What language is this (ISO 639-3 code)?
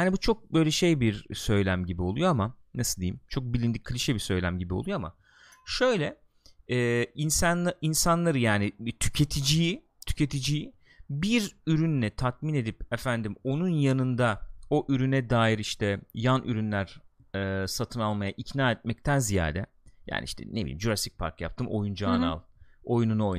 tur